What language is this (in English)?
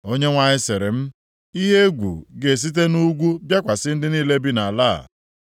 Igbo